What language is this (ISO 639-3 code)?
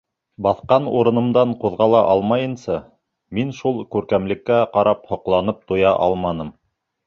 bak